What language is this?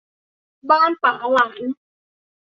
Thai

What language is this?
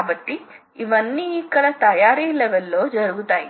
Telugu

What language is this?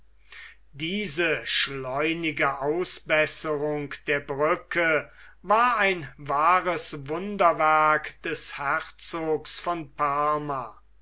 German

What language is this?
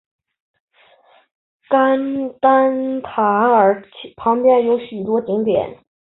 Chinese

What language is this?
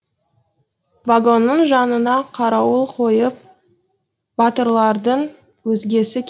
Kazakh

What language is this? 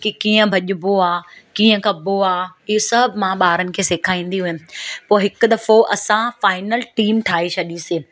Sindhi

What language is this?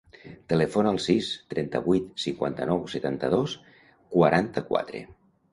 Catalan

